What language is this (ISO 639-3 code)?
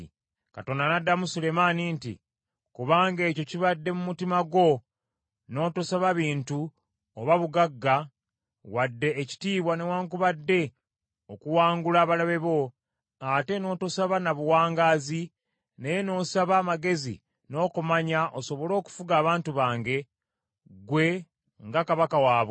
lug